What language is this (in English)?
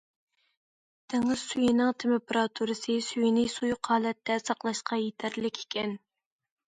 Uyghur